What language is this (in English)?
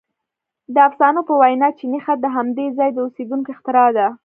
Pashto